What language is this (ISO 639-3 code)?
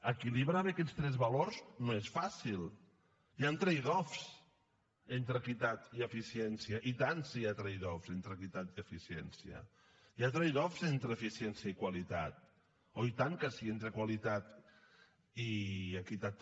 cat